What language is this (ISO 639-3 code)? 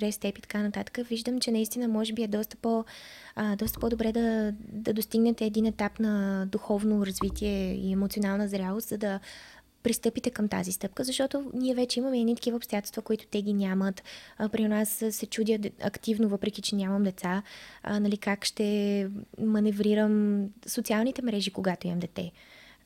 bul